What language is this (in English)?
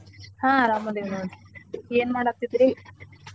Kannada